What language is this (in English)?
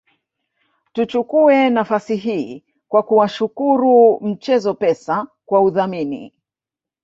Swahili